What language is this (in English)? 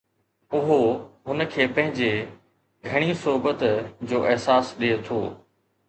Sindhi